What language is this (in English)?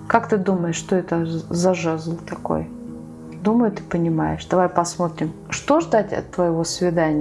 Russian